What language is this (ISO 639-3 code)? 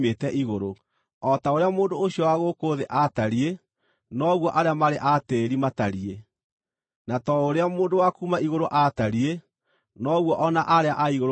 kik